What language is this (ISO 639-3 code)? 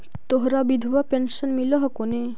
mag